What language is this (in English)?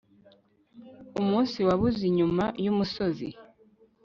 Kinyarwanda